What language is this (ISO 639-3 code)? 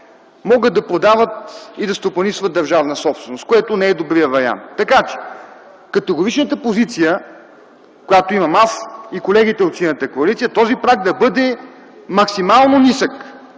bul